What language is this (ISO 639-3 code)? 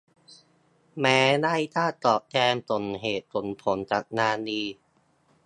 tha